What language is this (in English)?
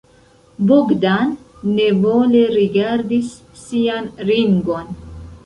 Esperanto